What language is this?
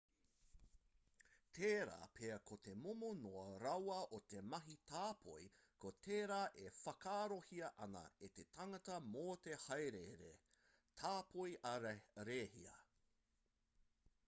Māori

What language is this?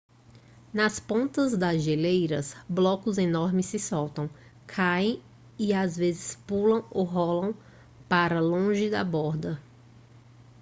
Portuguese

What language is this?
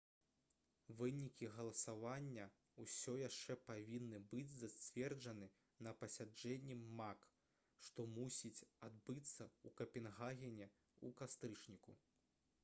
Belarusian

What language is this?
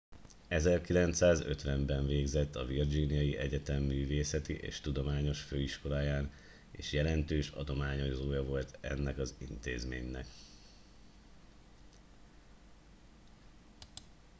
Hungarian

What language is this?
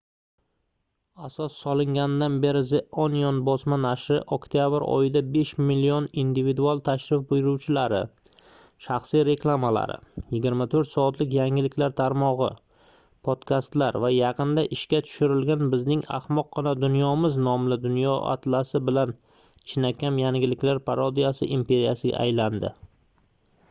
Uzbek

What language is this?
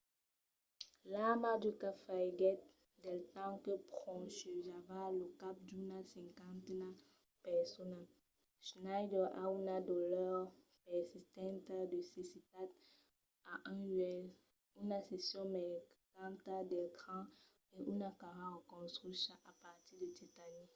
Occitan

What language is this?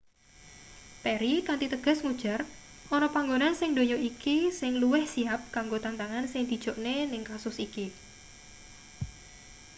Javanese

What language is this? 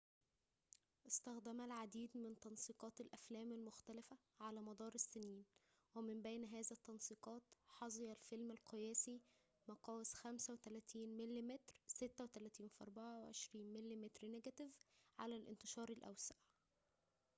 Arabic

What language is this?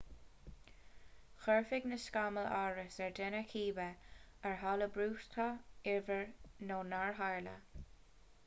Irish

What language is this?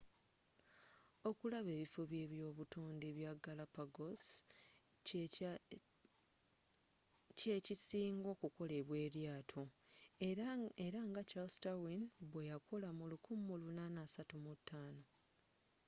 Ganda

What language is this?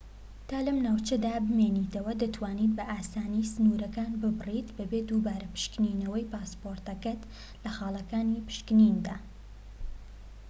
Central Kurdish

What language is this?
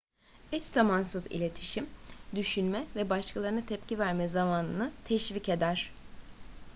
Turkish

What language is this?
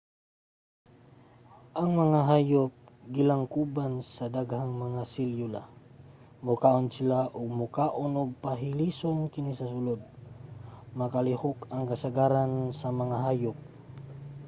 Cebuano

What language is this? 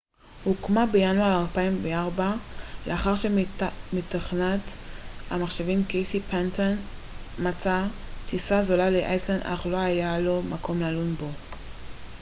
Hebrew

